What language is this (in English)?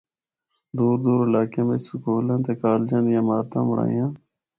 Northern Hindko